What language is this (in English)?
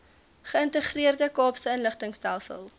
Afrikaans